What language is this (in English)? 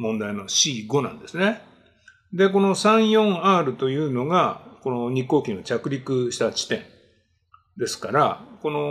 Japanese